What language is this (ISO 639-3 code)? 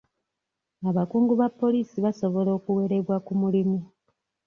lug